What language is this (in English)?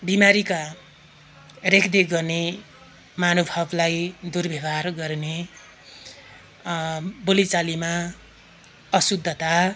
Nepali